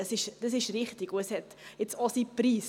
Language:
Swiss German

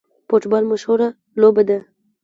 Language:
Pashto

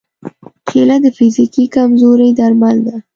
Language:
Pashto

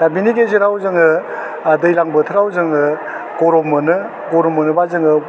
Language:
Bodo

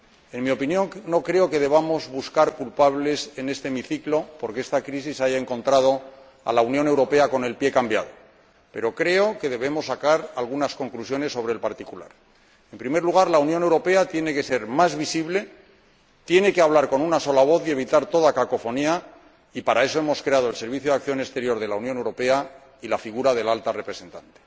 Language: Spanish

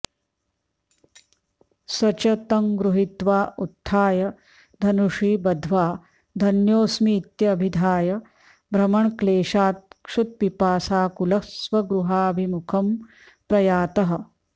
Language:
Sanskrit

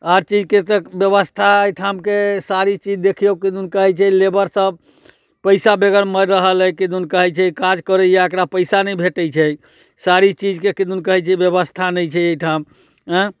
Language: Maithili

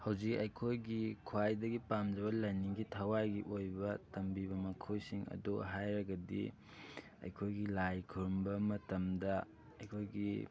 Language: Manipuri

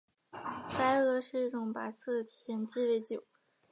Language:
Chinese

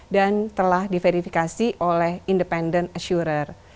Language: Indonesian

